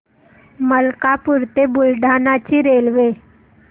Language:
Marathi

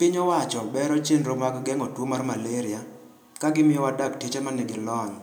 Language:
Luo (Kenya and Tanzania)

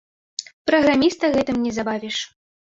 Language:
Belarusian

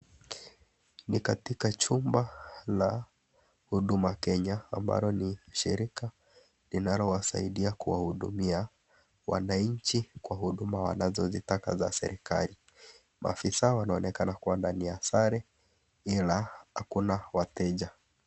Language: Swahili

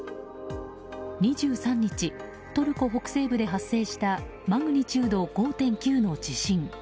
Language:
Japanese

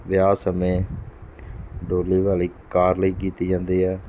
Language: Punjabi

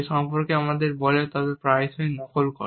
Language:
Bangla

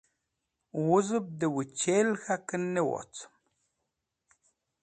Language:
Wakhi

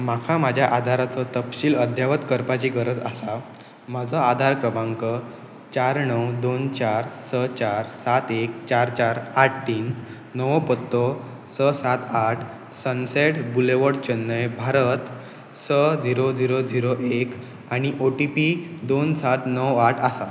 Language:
Konkani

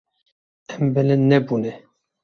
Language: Kurdish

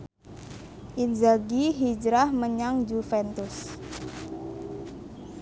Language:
Javanese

